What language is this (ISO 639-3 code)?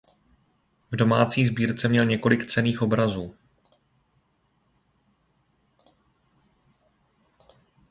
ces